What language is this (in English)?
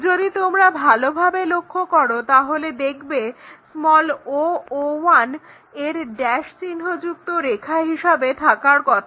Bangla